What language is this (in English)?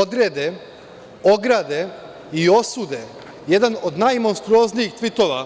Serbian